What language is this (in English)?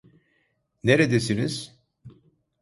Turkish